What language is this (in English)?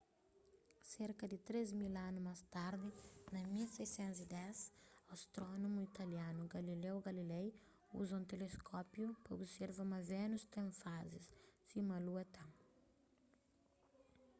Kabuverdianu